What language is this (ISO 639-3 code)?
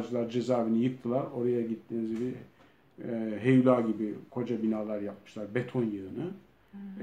tur